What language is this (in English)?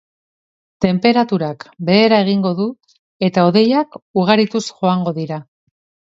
Basque